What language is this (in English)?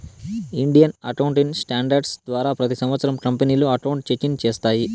Telugu